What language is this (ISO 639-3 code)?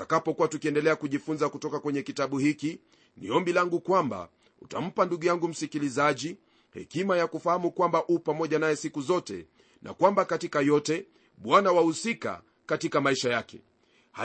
swa